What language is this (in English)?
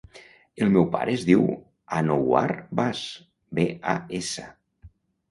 Catalan